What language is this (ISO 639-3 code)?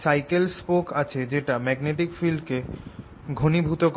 ben